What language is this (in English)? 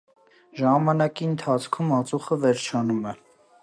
Armenian